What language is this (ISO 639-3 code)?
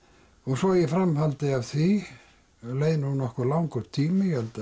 isl